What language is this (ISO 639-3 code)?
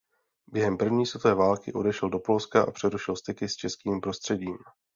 ces